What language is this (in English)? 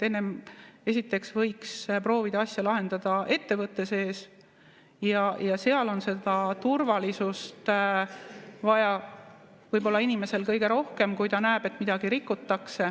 Estonian